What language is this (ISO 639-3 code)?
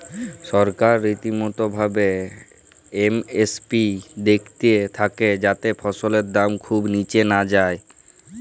ben